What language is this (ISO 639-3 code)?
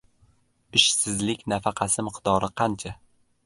uzb